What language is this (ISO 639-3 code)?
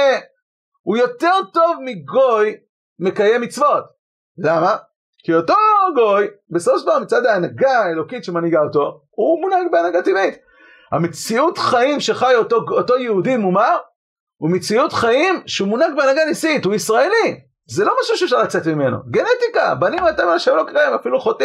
heb